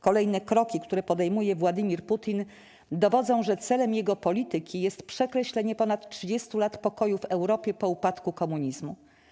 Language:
Polish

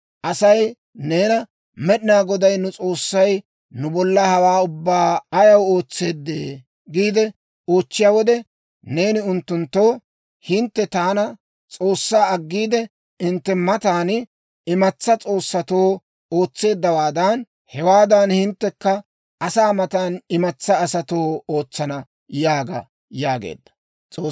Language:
Dawro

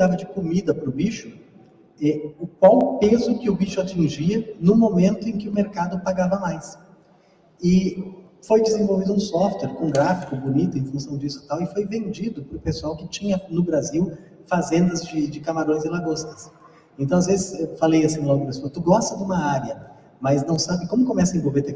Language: Portuguese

